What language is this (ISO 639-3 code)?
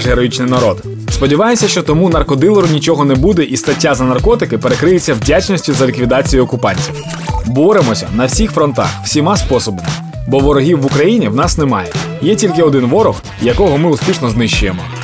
ukr